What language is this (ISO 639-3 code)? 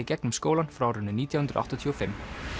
isl